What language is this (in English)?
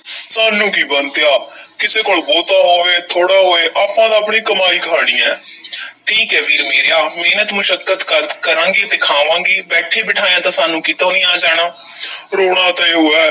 Punjabi